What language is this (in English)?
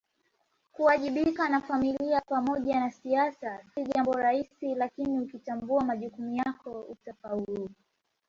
Swahili